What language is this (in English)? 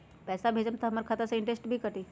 Magahi